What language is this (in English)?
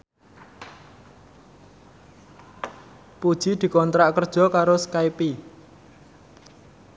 Javanese